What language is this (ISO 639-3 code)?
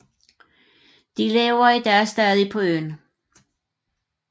dan